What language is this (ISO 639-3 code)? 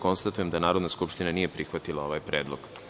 srp